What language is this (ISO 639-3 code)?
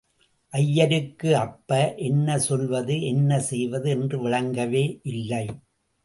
tam